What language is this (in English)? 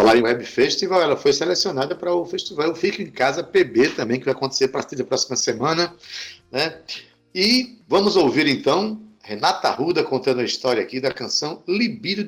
Portuguese